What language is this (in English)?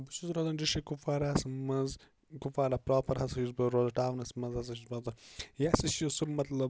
Kashmiri